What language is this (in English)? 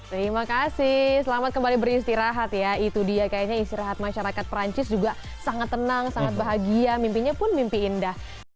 Indonesian